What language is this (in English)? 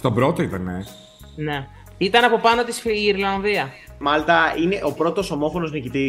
Greek